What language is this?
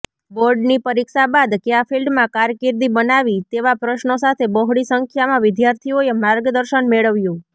Gujarati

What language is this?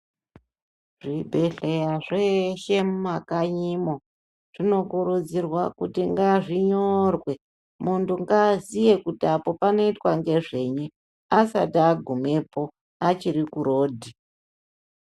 Ndau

